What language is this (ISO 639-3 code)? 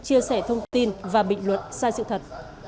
vie